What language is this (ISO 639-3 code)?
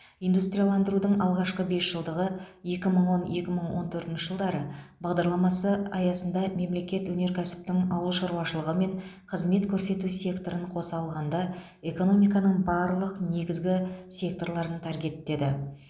kaz